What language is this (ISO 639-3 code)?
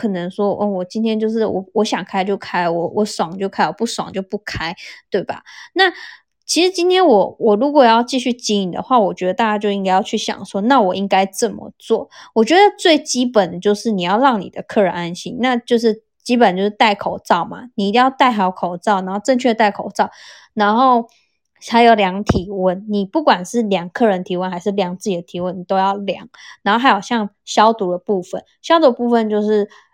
zho